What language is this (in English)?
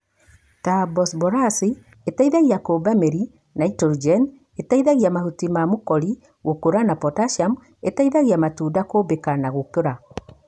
Kikuyu